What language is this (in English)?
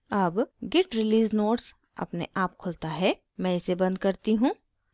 Hindi